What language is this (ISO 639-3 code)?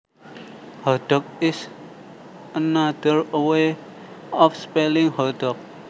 jav